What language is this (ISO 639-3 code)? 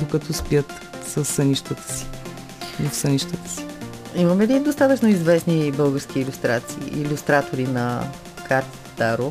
bul